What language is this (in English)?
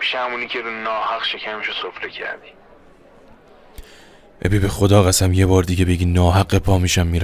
Persian